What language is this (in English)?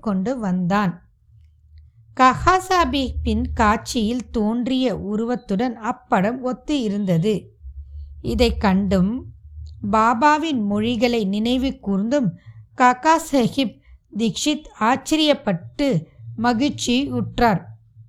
Tamil